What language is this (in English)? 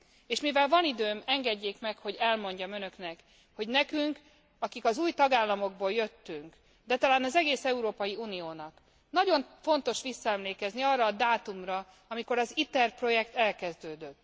Hungarian